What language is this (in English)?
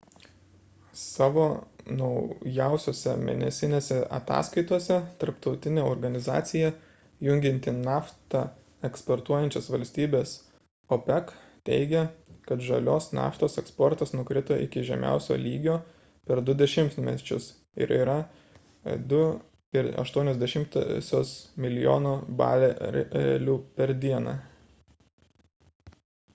Lithuanian